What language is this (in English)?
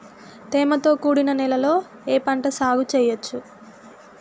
Telugu